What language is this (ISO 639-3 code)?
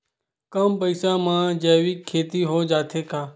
hne